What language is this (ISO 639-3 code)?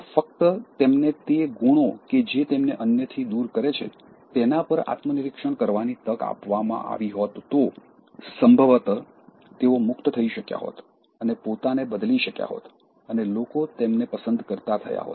guj